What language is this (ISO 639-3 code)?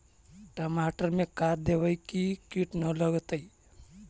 mag